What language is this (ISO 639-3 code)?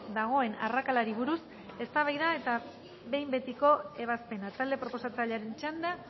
eus